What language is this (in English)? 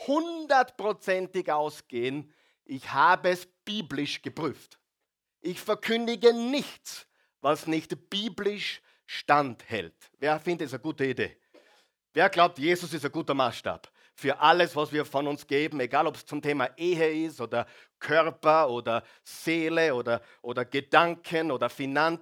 German